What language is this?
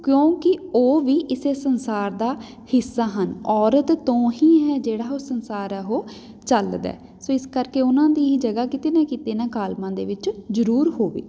Punjabi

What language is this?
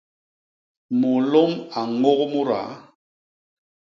Basaa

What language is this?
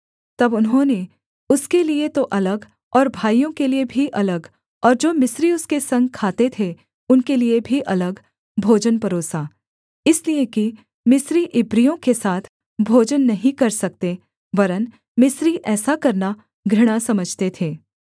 Hindi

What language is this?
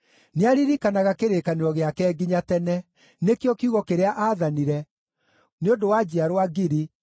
Kikuyu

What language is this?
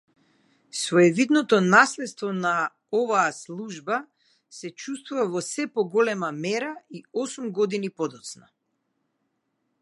Macedonian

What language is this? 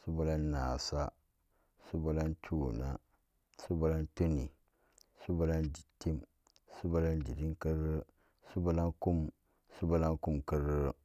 Samba Daka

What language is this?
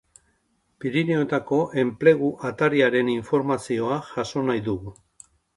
Basque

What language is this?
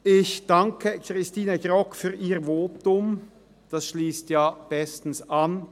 Swiss German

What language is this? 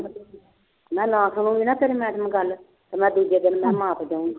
Punjabi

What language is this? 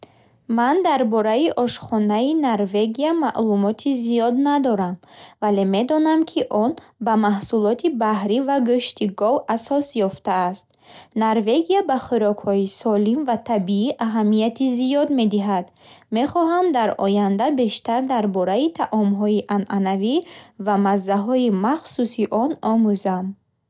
Bukharic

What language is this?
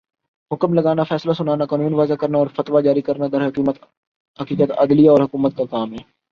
Urdu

